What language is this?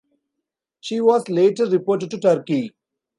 English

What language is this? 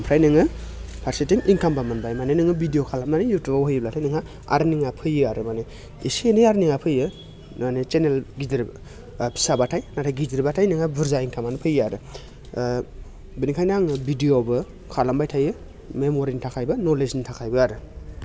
Bodo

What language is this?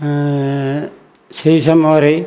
Odia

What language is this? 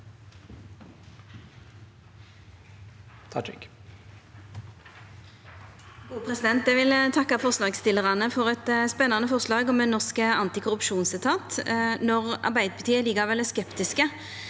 Norwegian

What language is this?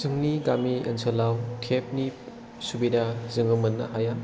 Bodo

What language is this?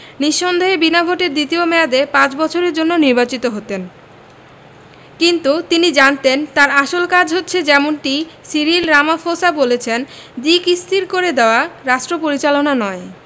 Bangla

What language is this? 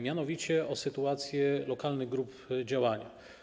Polish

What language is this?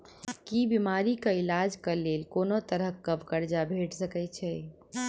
Maithili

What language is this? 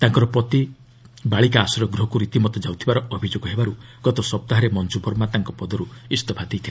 Odia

